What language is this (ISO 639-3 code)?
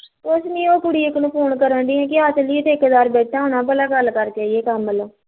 pan